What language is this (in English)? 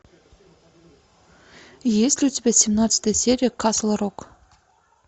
Russian